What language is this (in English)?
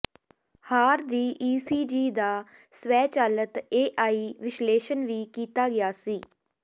Punjabi